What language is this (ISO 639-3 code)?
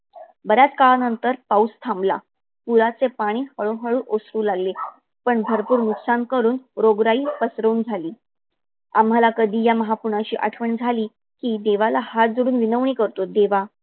mar